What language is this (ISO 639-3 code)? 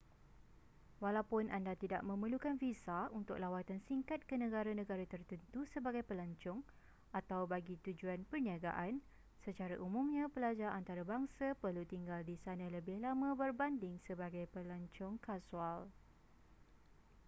msa